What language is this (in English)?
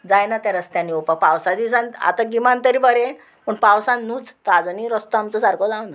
Konkani